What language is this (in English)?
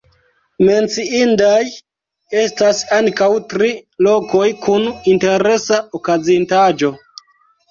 Esperanto